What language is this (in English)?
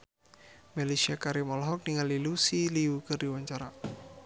Sundanese